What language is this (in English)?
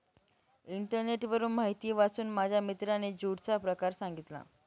Marathi